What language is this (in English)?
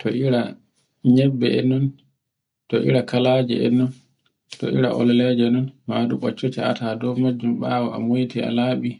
Borgu Fulfulde